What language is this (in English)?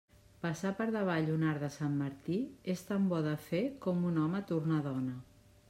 Catalan